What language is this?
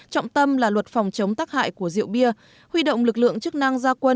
Vietnamese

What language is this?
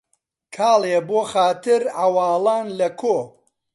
Central Kurdish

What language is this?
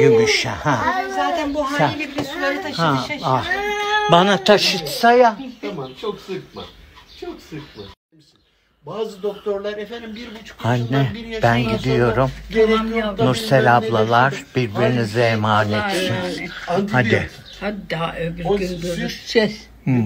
Turkish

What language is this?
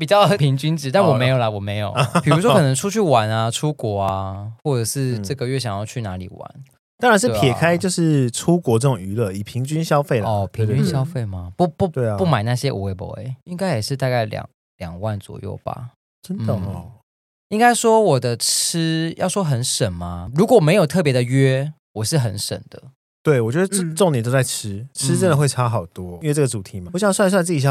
Chinese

